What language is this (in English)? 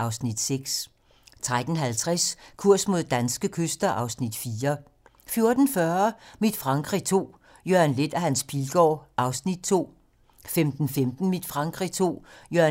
Danish